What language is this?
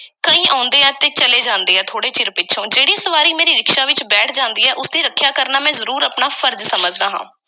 Punjabi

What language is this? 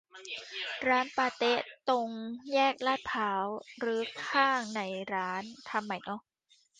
Thai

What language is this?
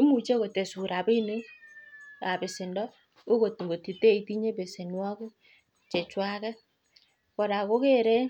Kalenjin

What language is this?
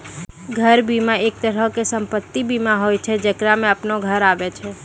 Maithili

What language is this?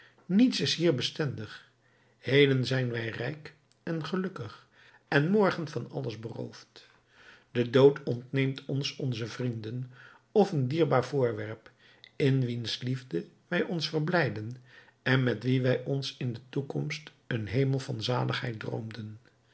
Dutch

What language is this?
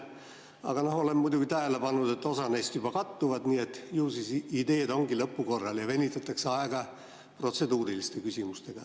Estonian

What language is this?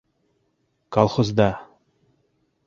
Bashkir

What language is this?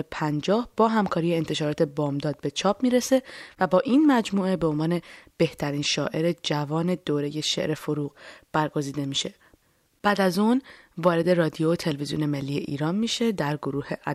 Persian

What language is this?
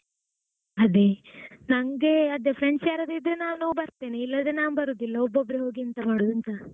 Kannada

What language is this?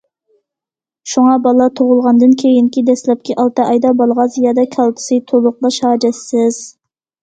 Uyghur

